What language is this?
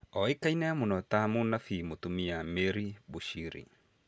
Kikuyu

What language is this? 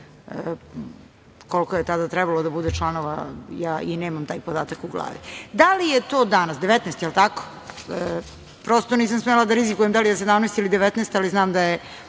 Serbian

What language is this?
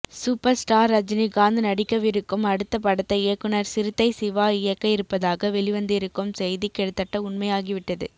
Tamil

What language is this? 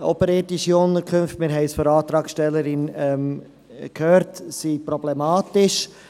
Swiss German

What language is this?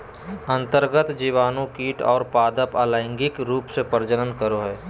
Magahi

